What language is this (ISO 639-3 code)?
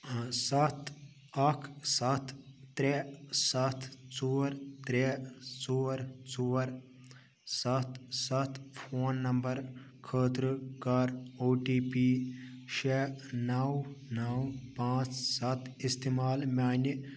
kas